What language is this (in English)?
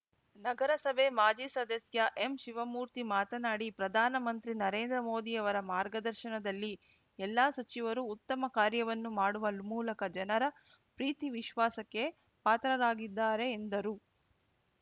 Kannada